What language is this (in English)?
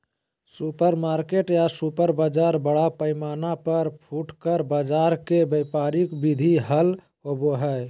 Magahi